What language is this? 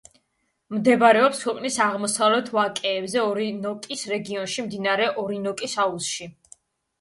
Georgian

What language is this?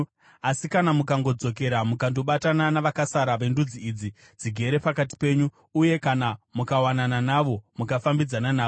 Shona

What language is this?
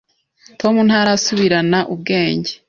Kinyarwanda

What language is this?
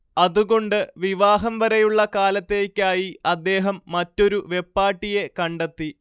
Malayalam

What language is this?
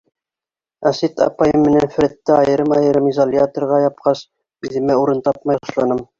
Bashkir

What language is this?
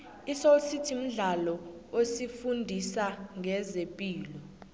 South Ndebele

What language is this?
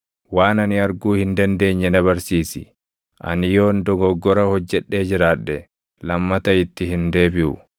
Oromo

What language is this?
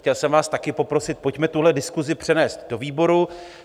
Czech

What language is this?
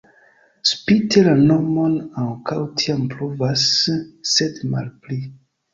Esperanto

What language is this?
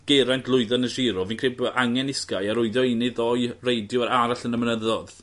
Welsh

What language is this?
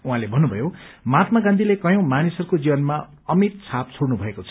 Nepali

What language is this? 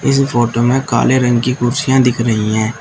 Hindi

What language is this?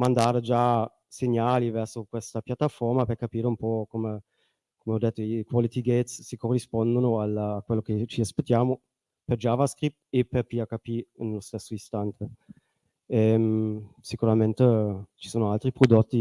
Italian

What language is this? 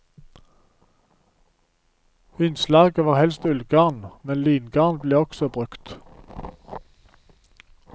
Norwegian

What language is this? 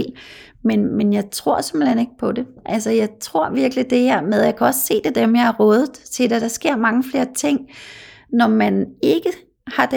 Danish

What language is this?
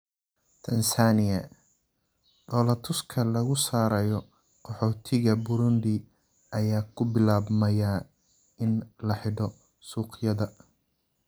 Somali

